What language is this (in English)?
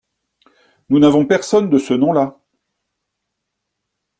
French